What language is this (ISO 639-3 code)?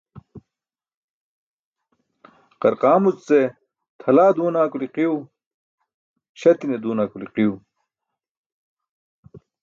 bsk